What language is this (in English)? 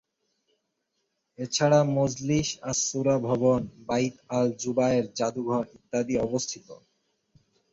Bangla